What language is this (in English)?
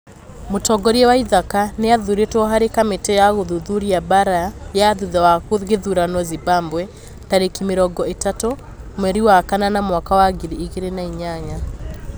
Kikuyu